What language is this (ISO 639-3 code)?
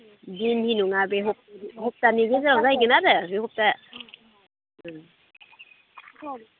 brx